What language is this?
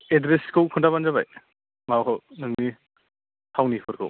Bodo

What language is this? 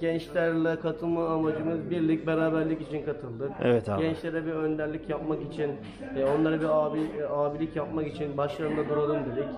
Turkish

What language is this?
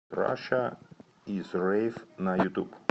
Russian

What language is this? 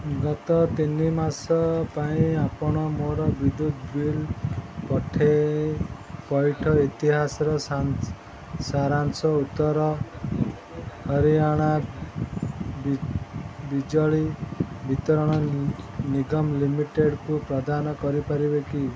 Odia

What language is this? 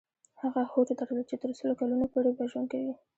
Pashto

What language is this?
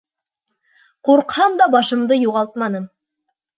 Bashkir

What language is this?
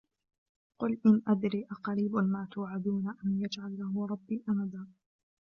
Arabic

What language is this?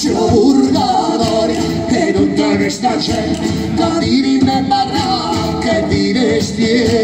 Italian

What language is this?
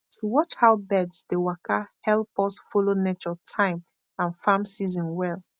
Nigerian Pidgin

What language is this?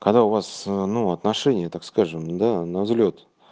Russian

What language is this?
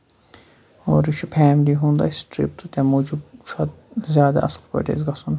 Kashmiri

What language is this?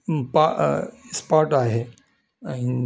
Sindhi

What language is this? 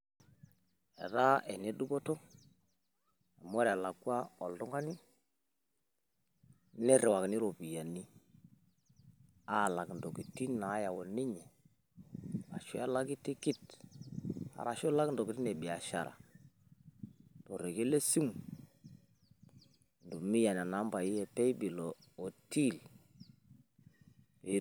Masai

